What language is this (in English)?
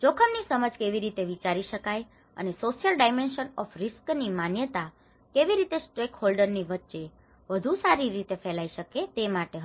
Gujarati